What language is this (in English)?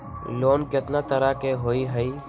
Magahi